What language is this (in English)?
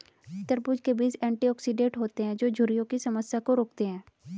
Hindi